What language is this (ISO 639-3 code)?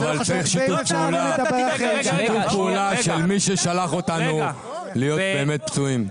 heb